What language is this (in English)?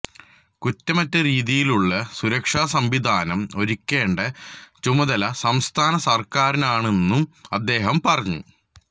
Malayalam